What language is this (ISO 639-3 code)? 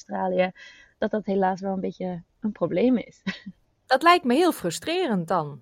nld